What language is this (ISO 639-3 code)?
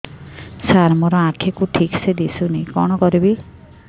ori